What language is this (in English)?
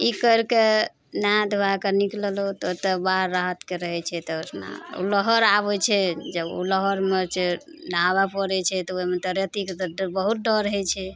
Maithili